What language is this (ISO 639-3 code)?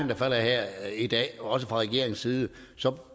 dan